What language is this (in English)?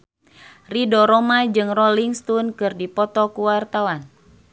Sundanese